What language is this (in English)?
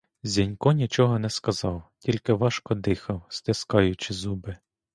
Ukrainian